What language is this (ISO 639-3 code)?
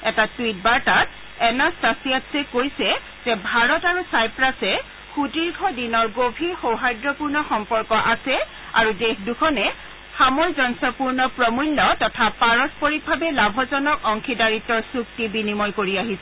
asm